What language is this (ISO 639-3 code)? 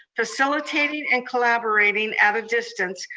eng